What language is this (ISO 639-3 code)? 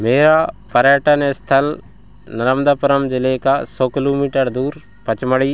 hin